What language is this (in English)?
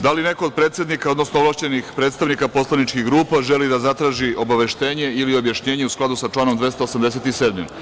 Serbian